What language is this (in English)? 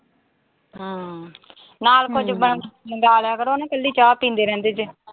Punjabi